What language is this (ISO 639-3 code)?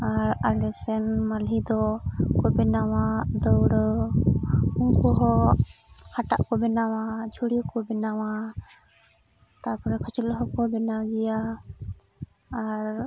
sat